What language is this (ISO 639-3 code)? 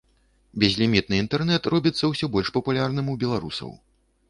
bel